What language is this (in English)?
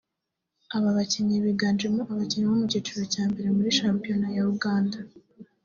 Kinyarwanda